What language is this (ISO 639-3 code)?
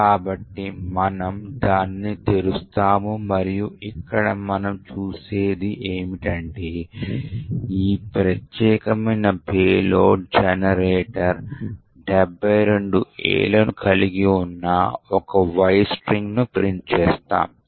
tel